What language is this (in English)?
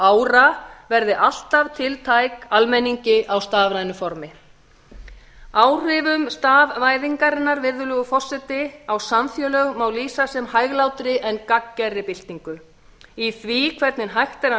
Icelandic